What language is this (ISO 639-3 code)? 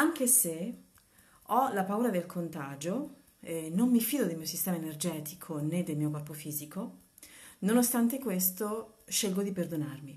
ita